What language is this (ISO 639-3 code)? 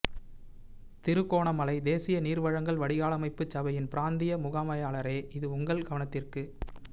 tam